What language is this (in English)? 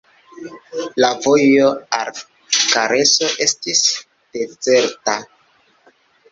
Esperanto